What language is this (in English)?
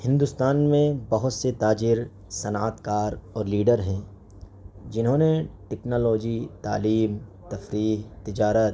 Urdu